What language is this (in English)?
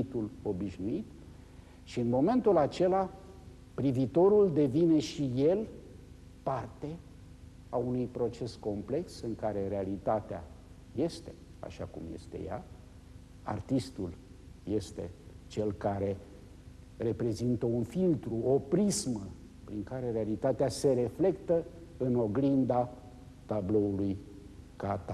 Romanian